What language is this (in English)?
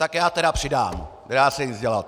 Czech